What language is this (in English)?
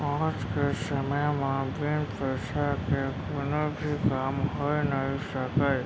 Chhattisgarhi